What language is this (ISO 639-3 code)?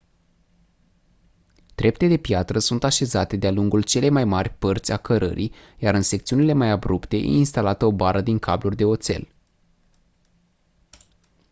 ron